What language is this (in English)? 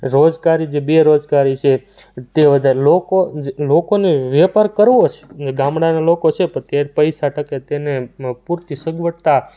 Gujarati